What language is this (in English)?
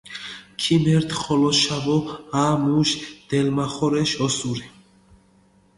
Mingrelian